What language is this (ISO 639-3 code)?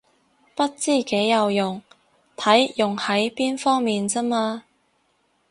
yue